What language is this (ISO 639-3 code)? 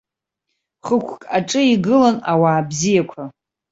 abk